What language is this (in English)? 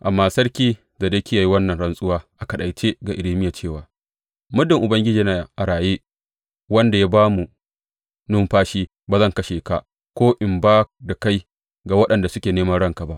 Hausa